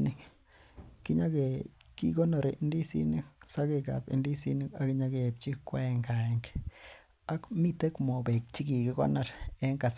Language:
Kalenjin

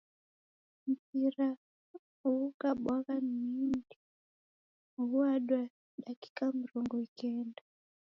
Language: Taita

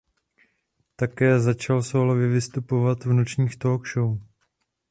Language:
Czech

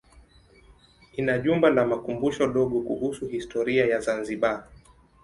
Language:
Swahili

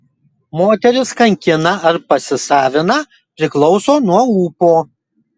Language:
Lithuanian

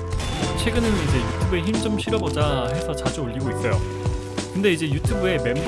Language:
Korean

